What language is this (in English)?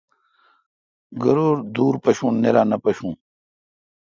Kalkoti